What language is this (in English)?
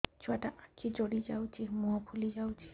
Odia